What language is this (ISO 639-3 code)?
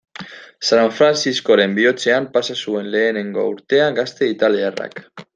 eus